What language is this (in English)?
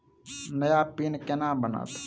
Maithili